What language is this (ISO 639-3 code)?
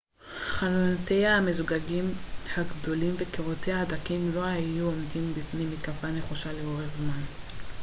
heb